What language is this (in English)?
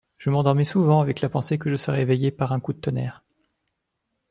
French